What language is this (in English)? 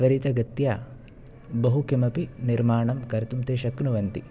Sanskrit